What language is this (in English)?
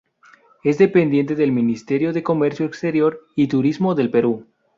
Spanish